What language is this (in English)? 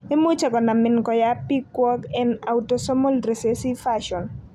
Kalenjin